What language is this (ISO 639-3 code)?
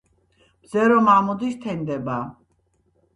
kat